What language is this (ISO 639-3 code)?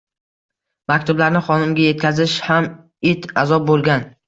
uzb